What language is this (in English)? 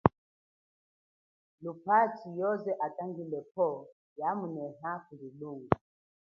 Chokwe